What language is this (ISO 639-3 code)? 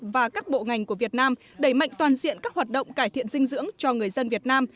vie